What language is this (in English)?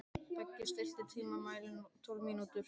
Icelandic